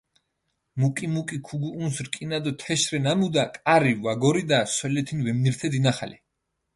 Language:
Mingrelian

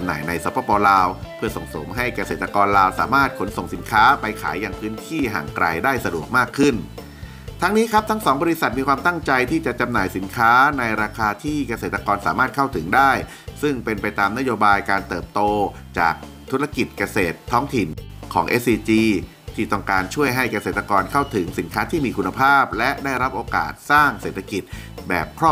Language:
Thai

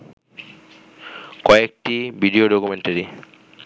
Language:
Bangla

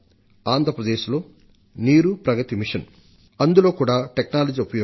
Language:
Telugu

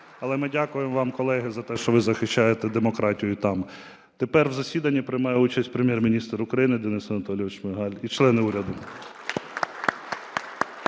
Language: Ukrainian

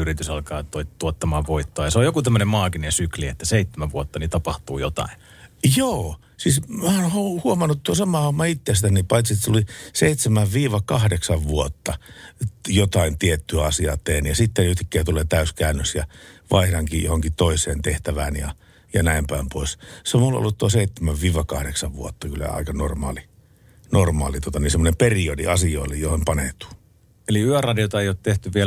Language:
Finnish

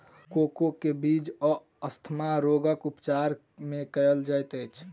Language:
Maithili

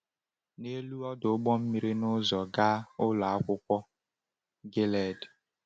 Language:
Igbo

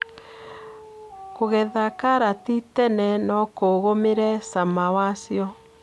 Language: Kikuyu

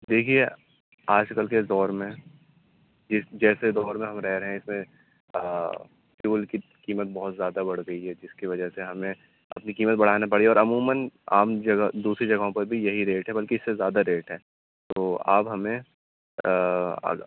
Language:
Urdu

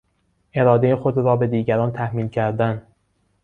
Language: Persian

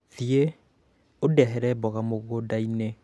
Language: Kikuyu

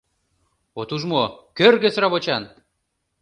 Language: Mari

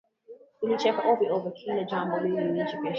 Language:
Swahili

